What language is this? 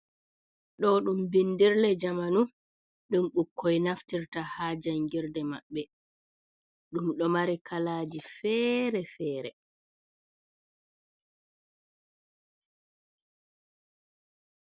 Fula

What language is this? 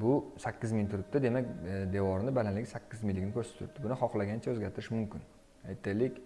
Turkish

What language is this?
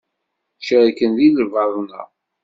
Kabyle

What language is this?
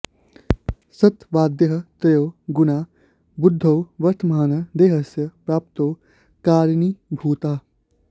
Sanskrit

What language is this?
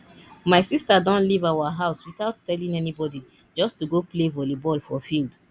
Nigerian Pidgin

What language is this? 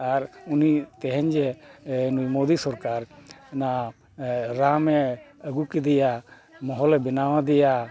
Santali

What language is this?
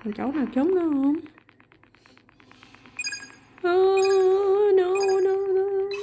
Vietnamese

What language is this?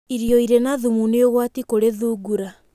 Kikuyu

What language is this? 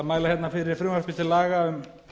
Icelandic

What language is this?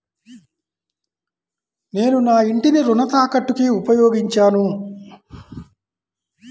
Telugu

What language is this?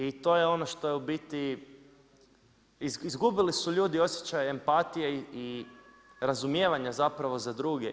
Croatian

